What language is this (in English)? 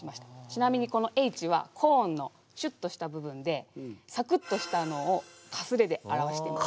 Japanese